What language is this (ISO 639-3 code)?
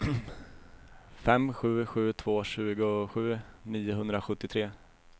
swe